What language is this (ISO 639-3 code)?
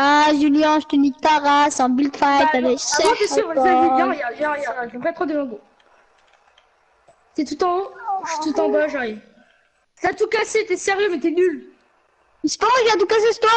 fra